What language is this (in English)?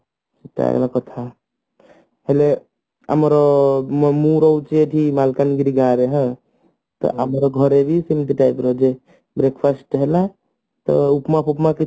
Odia